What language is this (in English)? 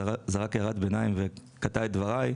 Hebrew